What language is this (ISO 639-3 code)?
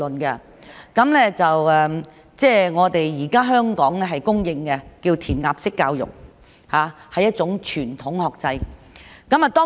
yue